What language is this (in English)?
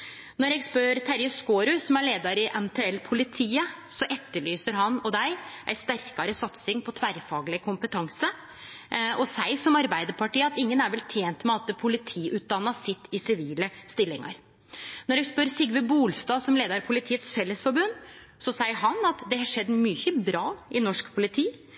Norwegian Nynorsk